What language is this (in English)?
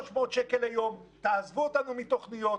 Hebrew